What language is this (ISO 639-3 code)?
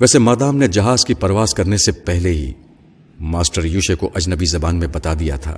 urd